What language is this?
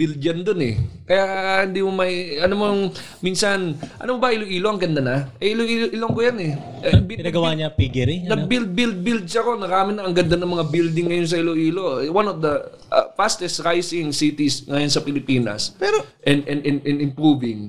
Filipino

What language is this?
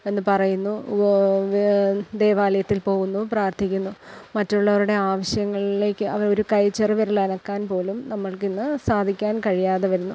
Malayalam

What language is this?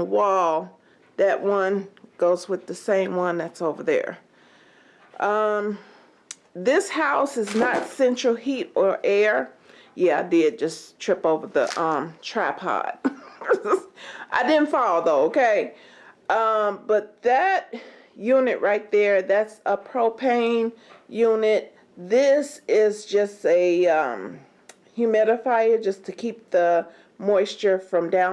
English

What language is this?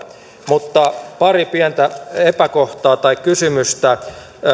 Finnish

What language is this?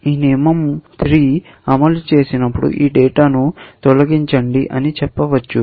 Telugu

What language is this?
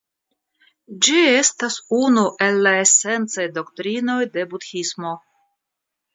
Esperanto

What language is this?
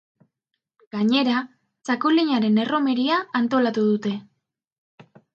Basque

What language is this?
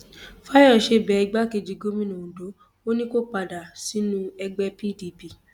Yoruba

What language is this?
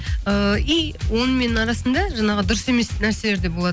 Kazakh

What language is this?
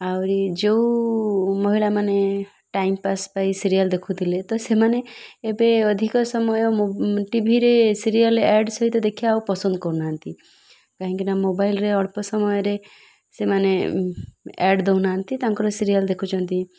Odia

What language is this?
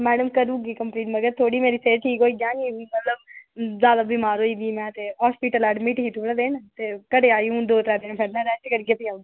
Dogri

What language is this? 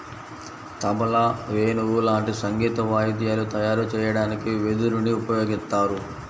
Telugu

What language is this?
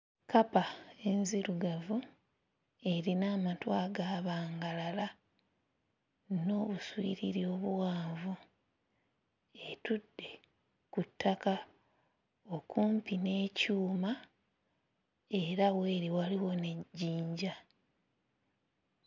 Ganda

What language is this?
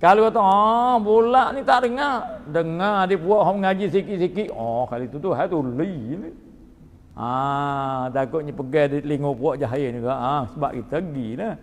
Malay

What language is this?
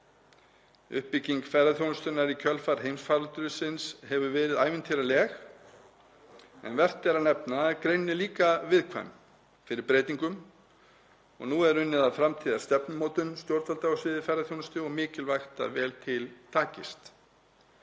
Icelandic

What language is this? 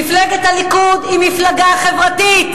Hebrew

